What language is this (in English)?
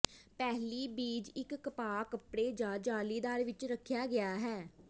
Punjabi